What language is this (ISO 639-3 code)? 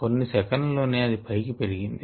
tel